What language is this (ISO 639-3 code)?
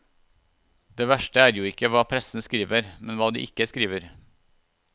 nor